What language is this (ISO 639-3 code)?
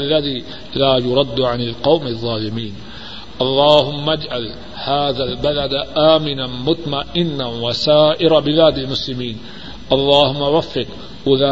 urd